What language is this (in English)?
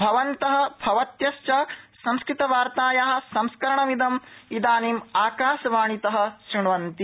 Sanskrit